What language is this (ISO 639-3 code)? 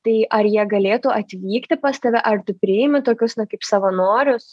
lit